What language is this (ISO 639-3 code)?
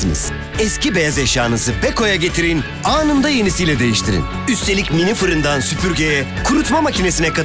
tur